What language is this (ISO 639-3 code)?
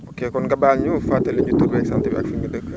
wol